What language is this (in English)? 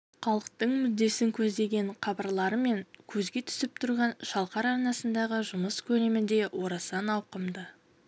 Kazakh